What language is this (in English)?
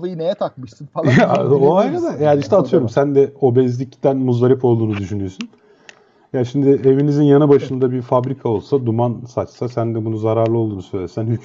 Turkish